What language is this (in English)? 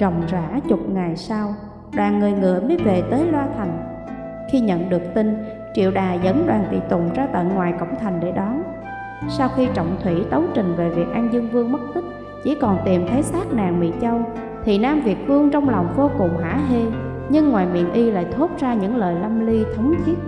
Vietnamese